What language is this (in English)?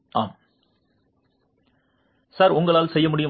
Tamil